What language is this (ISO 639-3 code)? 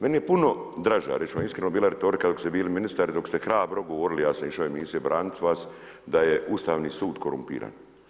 hrv